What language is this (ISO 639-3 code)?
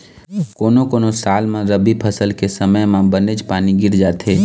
hne